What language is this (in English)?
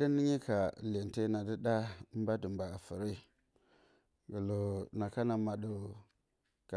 Bacama